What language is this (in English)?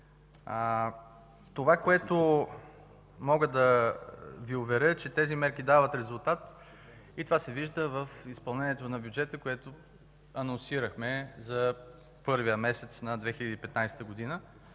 Bulgarian